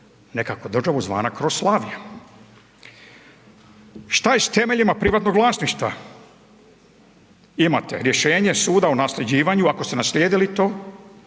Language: Croatian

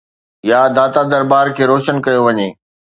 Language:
Sindhi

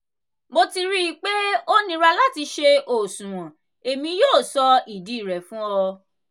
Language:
Yoruba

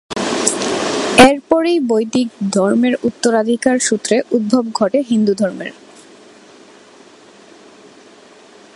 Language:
Bangla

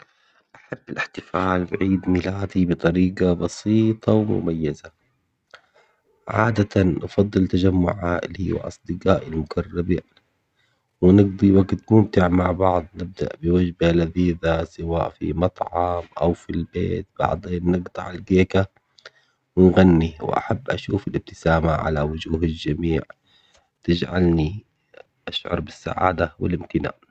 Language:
Omani Arabic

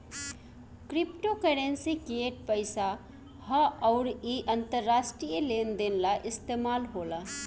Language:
Bhojpuri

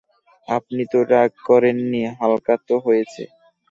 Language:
Bangla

